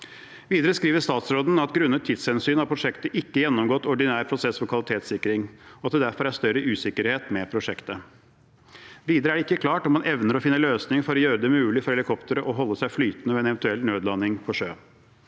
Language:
Norwegian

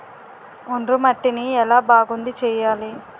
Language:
Telugu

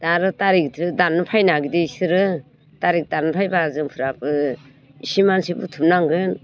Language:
Bodo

